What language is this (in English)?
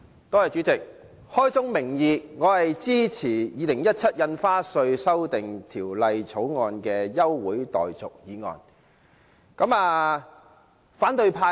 Cantonese